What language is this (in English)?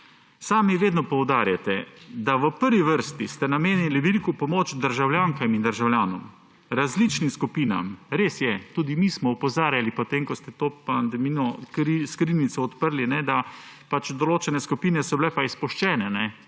Slovenian